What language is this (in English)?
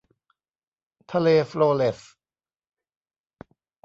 Thai